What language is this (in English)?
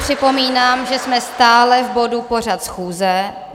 Czech